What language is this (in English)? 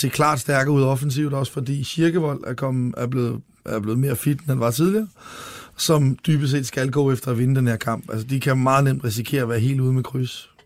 Danish